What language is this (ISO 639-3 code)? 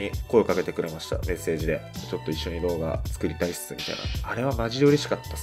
jpn